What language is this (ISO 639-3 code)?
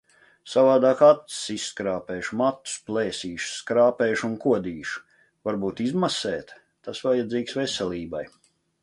lav